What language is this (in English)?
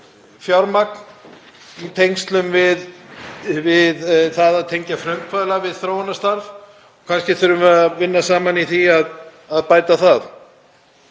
Icelandic